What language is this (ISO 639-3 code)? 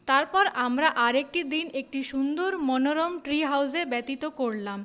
ben